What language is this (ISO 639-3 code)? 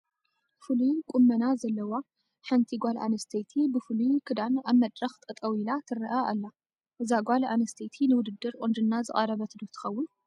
tir